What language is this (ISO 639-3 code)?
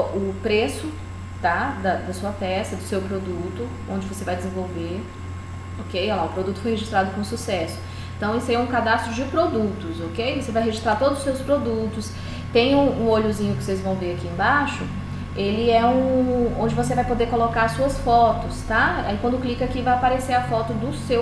por